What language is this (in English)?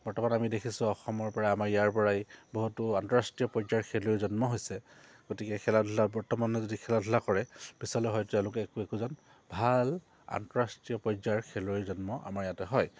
Assamese